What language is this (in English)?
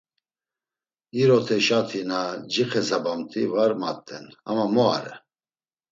Laz